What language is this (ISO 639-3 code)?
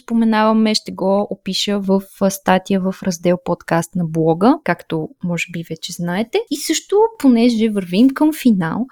bul